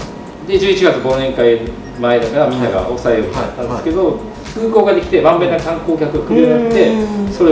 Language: Japanese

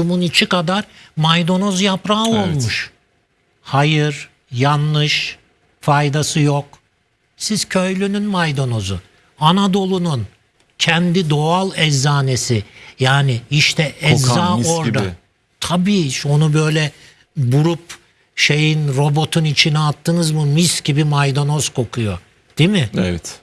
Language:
Turkish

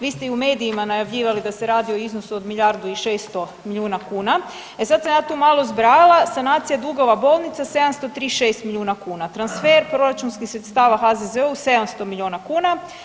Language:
Croatian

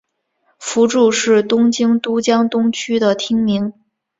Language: Chinese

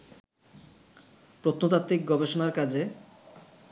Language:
Bangla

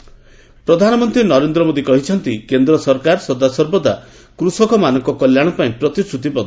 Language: Odia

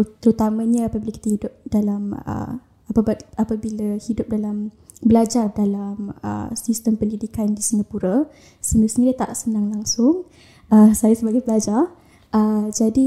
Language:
Malay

